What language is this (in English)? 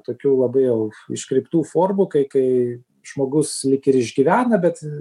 Lithuanian